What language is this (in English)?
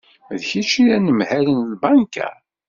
Kabyle